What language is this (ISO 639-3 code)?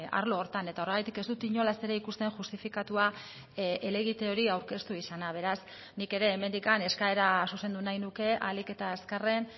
eus